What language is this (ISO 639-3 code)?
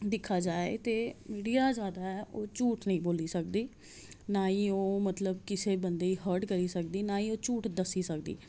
doi